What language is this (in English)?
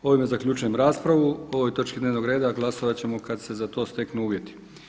Croatian